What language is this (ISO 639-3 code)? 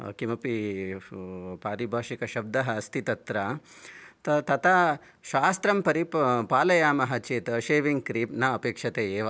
san